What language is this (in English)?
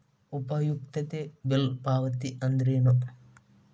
Kannada